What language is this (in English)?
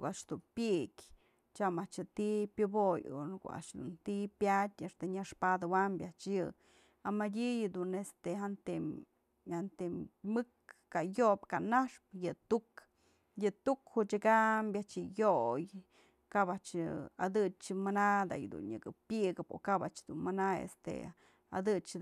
Mazatlán Mixe